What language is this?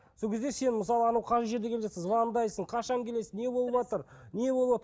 Kazakh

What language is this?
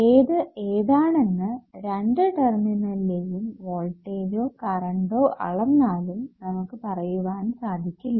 Malayalam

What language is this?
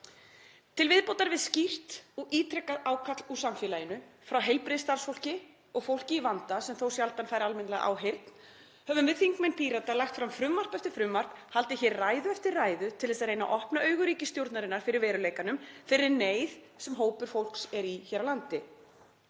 Icelandic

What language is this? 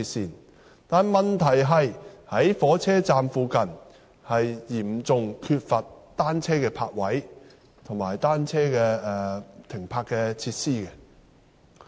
Cantonese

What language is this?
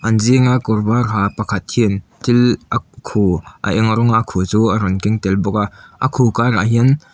Mizo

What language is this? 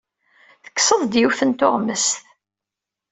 Kabyle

